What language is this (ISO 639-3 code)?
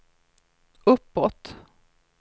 swe